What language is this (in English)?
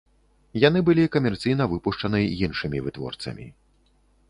Belarusian